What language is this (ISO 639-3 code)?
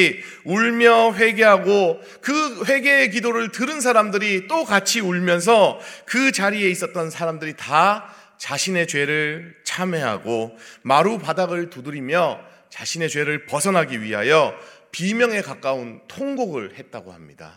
kor